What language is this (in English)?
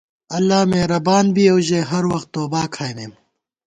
Gawar-Bati